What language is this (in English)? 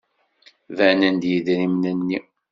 Kabyle